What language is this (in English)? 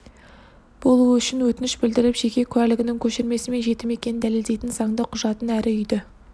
Kazakh